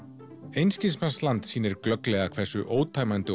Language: Icelandic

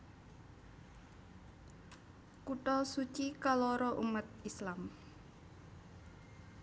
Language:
Javanese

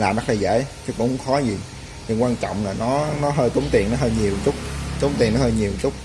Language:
Vietnamese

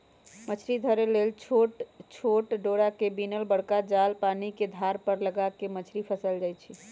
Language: Magahi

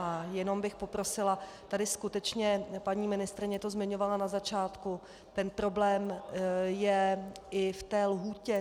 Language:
Czech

